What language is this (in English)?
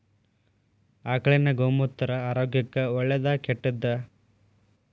Kannada